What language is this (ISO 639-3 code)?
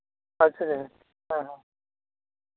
sat